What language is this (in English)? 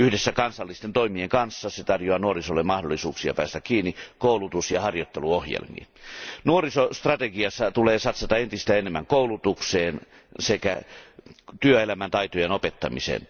Finnish